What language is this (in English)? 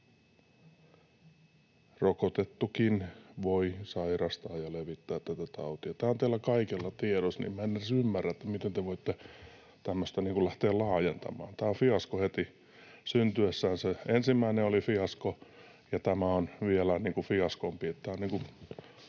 Finnish